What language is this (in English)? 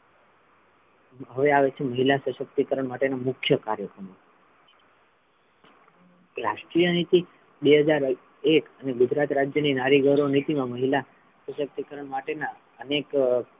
Gujarati